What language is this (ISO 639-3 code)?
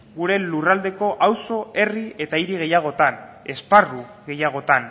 eus